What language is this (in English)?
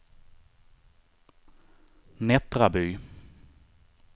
Swedish